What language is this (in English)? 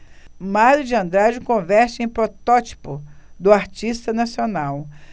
Portuguese